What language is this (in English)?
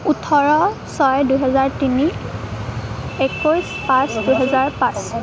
Assamese